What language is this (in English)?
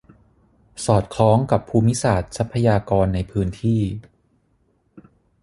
Thai